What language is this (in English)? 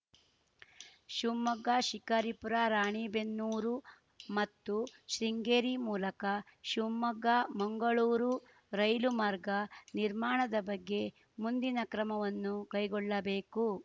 Kannada